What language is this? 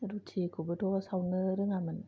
Bodo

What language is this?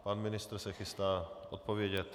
Czech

